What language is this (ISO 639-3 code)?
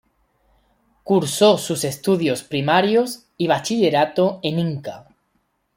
spa